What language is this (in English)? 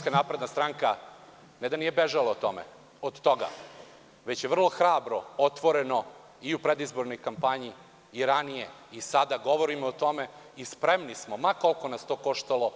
Serbian